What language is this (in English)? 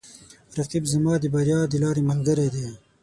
Pashto